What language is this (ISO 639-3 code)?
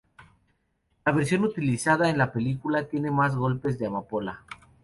spa